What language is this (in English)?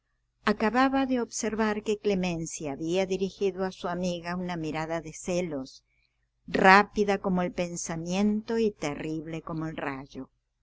Spanish